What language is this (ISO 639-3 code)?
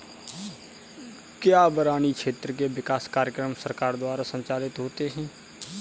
hin